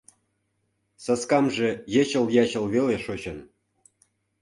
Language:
Mari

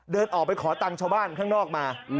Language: Thai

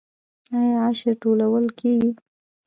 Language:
Pashto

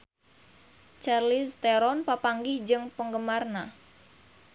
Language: Sundanese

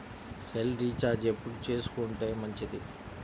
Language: Telugu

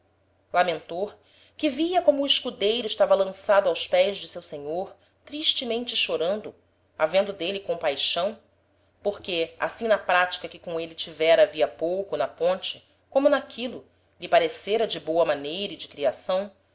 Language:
Portuguese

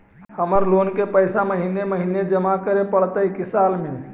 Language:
Magahi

